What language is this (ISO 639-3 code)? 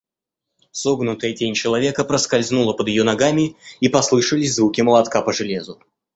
rus